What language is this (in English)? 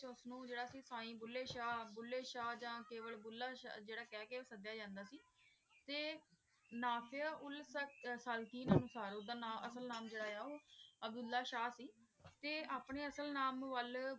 Punjabi